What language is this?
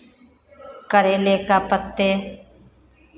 Hindi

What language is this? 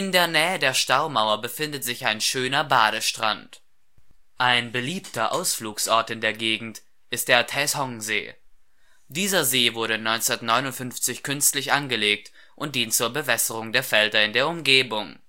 German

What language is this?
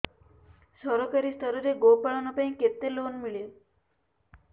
Odia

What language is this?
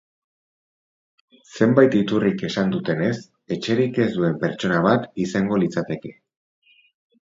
Basque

